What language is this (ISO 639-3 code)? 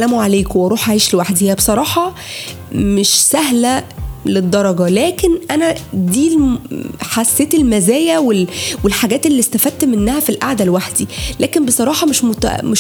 ara